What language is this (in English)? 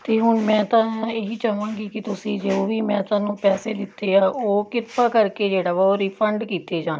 Punjabi